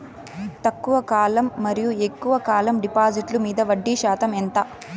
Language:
Telugu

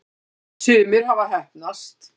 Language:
Icelandic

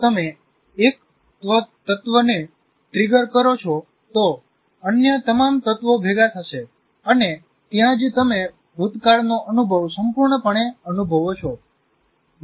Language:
Gujarati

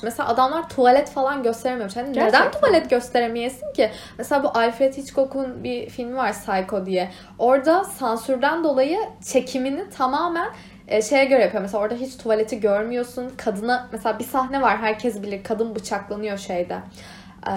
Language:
Turkish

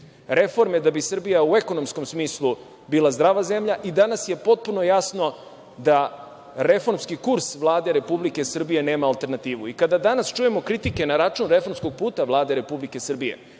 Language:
Serbian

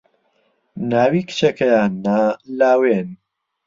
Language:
Central Kurdish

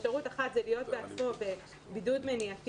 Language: Hebrew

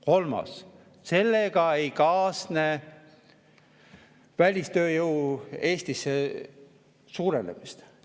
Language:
Estonian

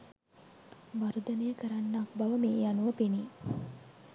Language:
Sinhala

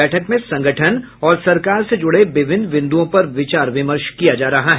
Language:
Hindi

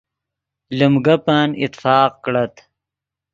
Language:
Yidgha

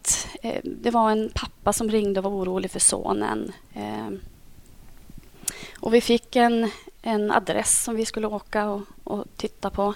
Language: Swedish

